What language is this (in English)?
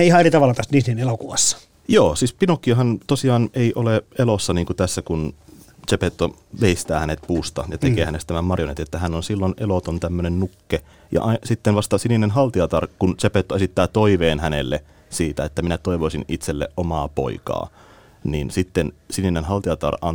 Finnish